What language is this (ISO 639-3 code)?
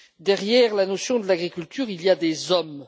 fra